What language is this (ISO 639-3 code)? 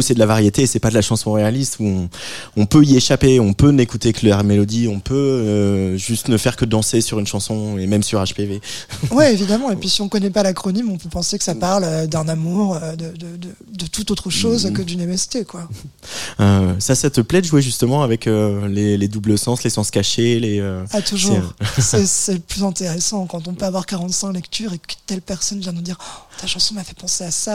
fra